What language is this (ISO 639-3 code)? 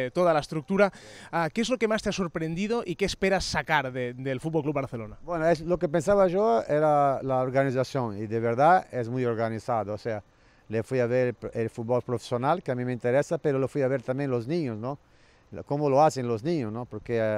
spa